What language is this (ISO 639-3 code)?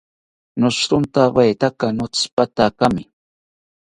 cpy